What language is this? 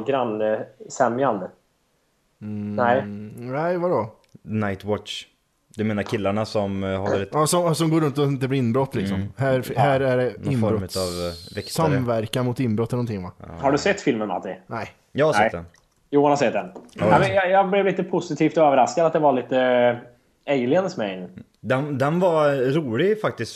Swedish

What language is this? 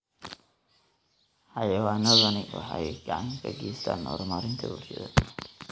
Somali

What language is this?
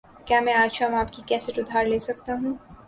Urdu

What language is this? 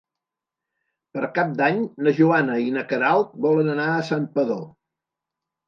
Catalan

